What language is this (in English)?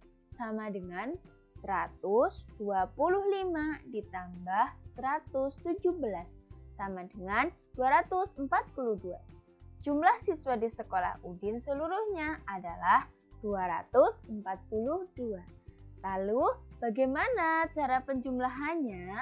Indonesian